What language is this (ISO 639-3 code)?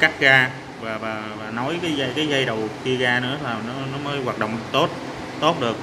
vie